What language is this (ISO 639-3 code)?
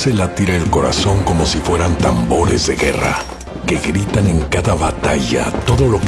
spa